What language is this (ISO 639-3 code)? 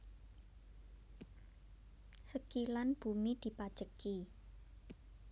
jav